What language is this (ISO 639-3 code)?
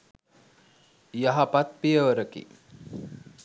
sin